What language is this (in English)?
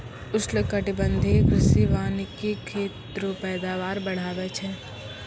Maithili